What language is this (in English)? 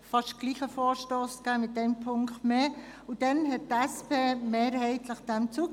Swiss German